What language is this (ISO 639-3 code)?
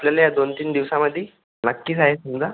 mar